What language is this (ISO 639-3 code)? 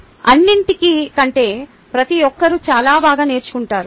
tel